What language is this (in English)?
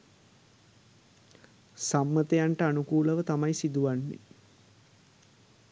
Sinhala